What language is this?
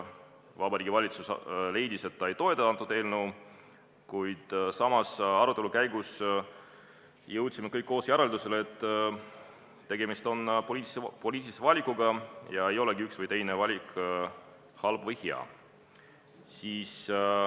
Estonian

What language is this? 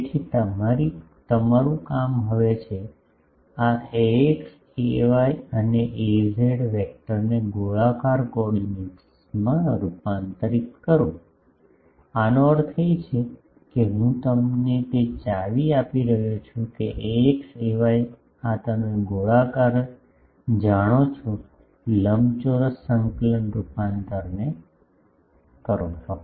Gujarati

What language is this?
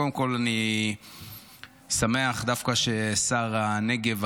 Hebrew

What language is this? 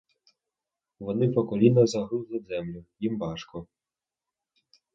Ukrainian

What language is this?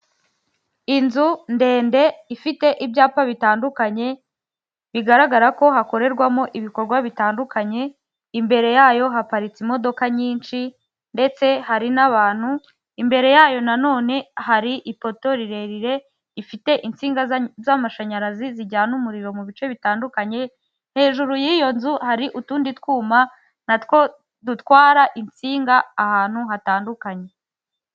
Kinyarwanda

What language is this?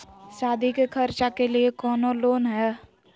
Magahi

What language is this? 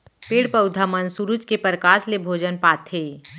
Chhattisgarhi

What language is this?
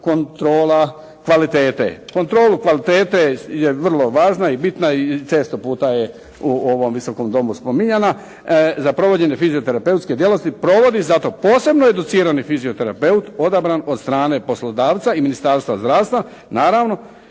Croatian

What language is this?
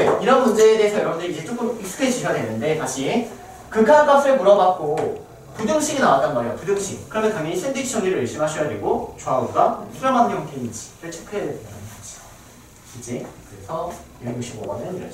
Korean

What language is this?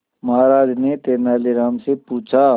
Hindi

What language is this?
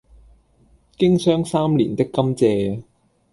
Cantonese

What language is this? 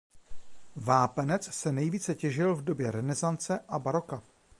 Czech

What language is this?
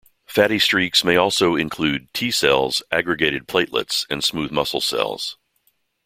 English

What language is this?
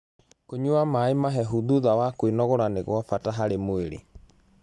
Kikuyu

